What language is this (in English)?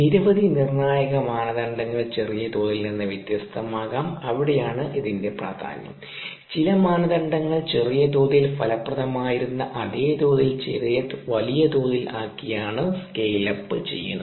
Malayalam